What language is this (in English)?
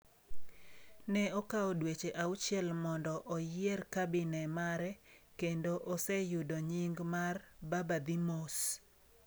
Luo (Kenya and Tanzania)